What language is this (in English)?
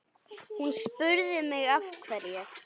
Icelandic